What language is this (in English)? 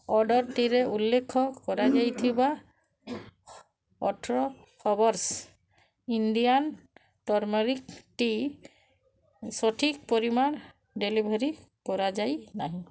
Odia